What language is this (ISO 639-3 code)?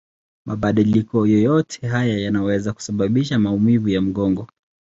swa